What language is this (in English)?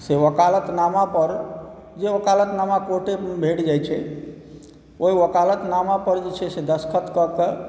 Maithili